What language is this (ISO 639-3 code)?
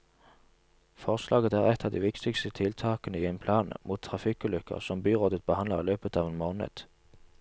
nor